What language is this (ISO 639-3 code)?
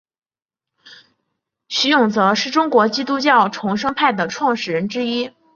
zho